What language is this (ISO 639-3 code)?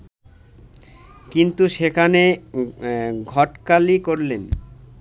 ben